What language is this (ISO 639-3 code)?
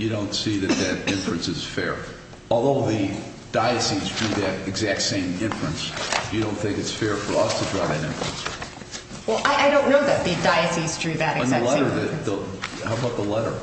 eng